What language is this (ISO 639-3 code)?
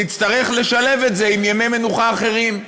heb